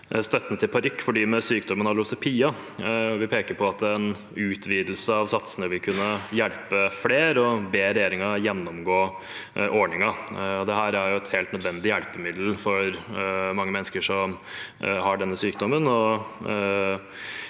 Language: Norwegian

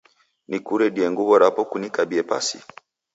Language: Taita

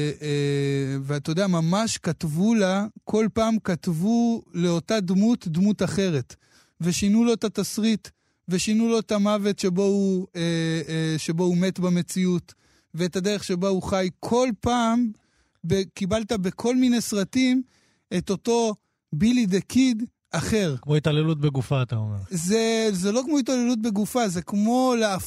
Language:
Hebrew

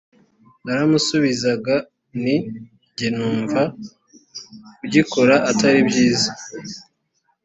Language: Kinyarwanda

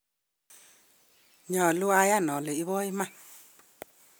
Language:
Kalenjin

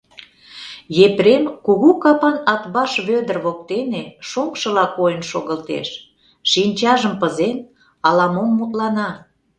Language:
Mari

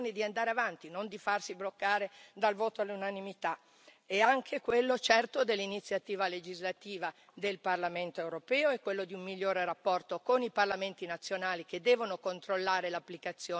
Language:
Italian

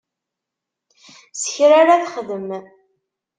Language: Kabyle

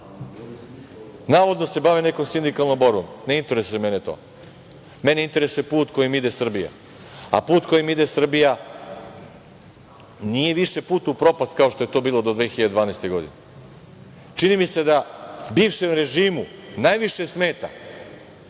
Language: Serbian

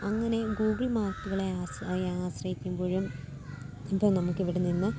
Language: Malayalam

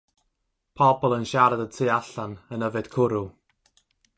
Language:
Welsh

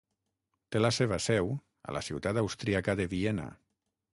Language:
Catalan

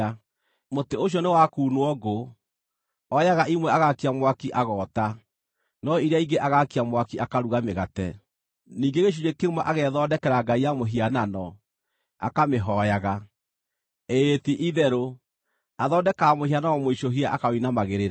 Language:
Kikuyu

